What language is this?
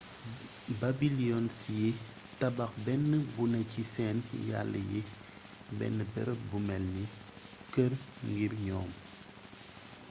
Wolof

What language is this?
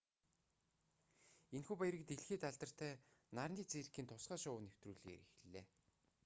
Mongolian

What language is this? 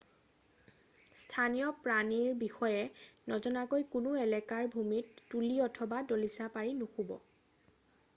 Assamese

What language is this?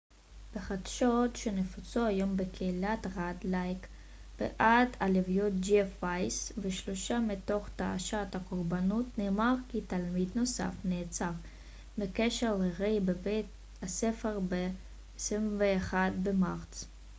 Hebrew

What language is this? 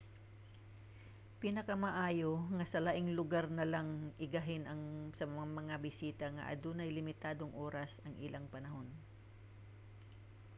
Cebuano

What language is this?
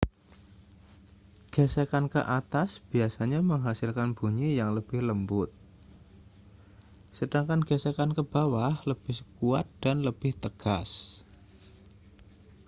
Indonesian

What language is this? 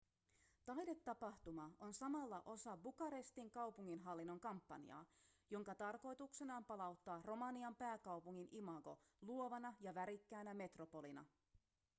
Finnish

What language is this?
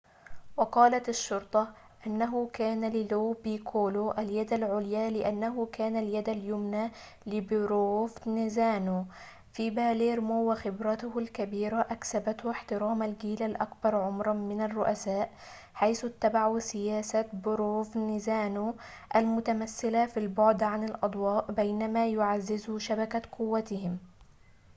Arabic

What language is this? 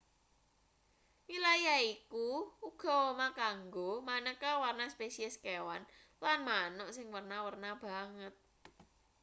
Javanese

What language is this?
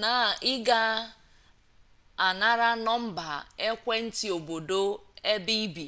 Igbo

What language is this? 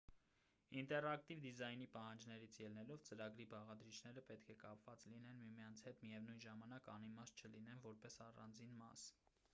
Armenian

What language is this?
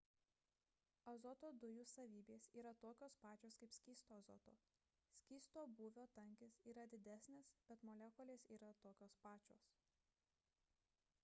Lithuanian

